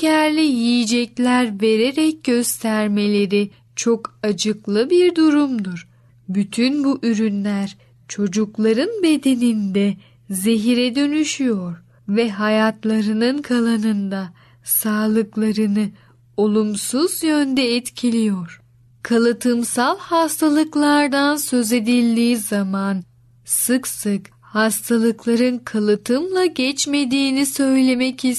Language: Turkish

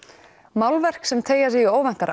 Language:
Icelandic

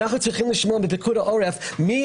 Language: Hebrew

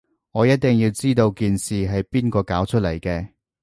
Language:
Cantonese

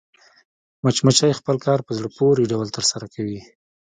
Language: Pashto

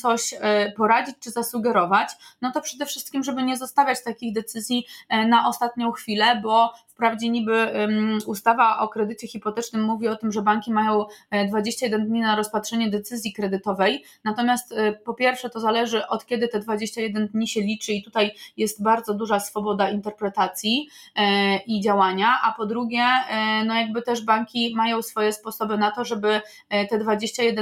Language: Polish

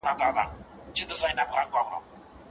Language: Pashto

